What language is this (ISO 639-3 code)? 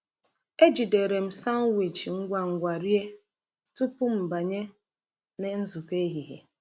ibo